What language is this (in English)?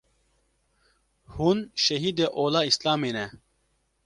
Kurdish